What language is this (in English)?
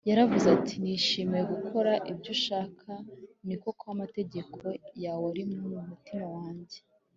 Kinyarwanda